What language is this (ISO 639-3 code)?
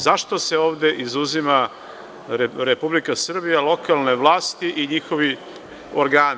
srp